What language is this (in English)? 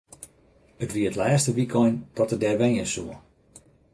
Western Frisian